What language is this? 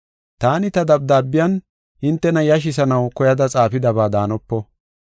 Gofa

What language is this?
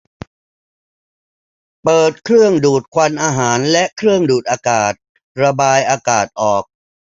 Thai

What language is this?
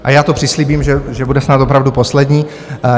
Czech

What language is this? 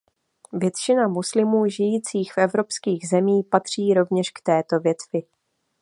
Czech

